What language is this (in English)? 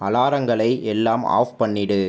Tamil